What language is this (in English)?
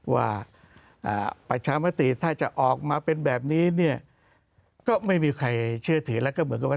Thai